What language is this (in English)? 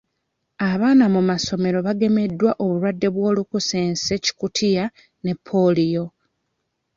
Ganda